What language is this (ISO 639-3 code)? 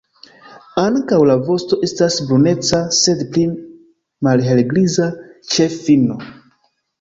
epo